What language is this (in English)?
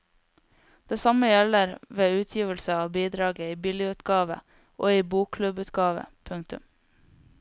Norwegian